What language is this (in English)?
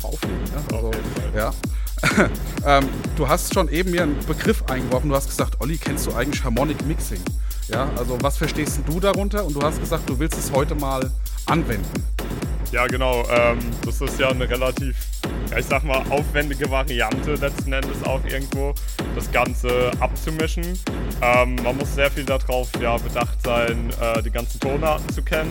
German